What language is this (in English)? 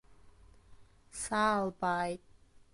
Abkhazian